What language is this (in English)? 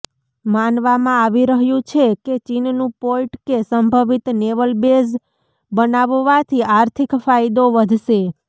Gujarati